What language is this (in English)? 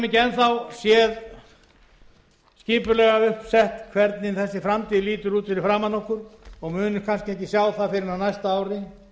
Icelandic